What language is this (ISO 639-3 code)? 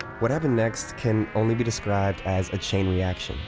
eng